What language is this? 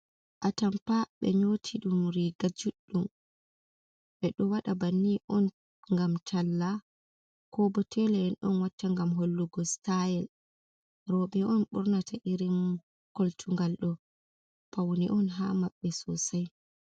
Fula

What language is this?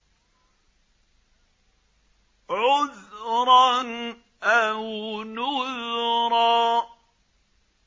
Arabic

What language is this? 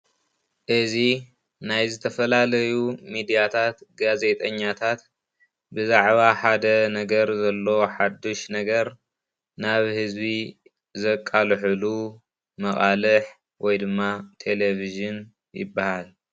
Tigrinya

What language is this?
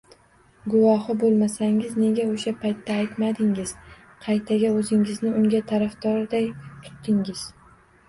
Uzbek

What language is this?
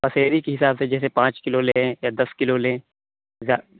Urdu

